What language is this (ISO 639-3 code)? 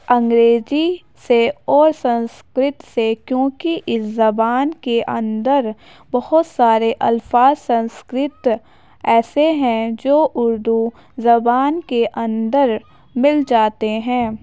urd